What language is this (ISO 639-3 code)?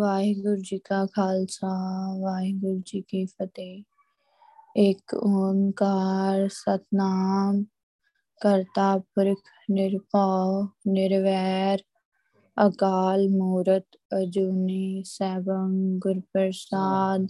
pan